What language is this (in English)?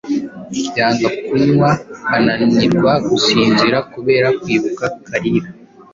Kinyarwanda